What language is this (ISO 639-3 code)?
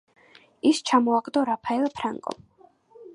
kat